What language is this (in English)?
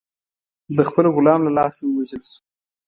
Pashto